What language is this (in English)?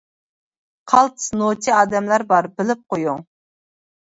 Uyghur